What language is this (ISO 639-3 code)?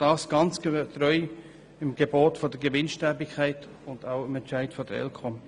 gsw